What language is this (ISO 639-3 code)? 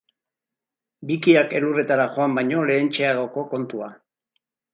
eus